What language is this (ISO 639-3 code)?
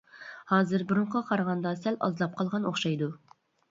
uig